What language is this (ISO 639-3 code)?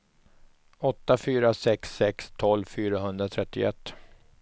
swe